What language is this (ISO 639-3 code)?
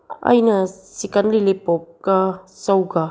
mni